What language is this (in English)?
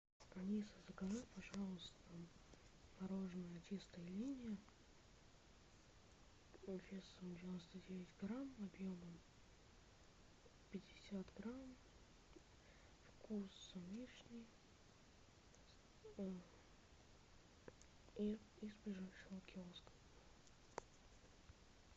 Russian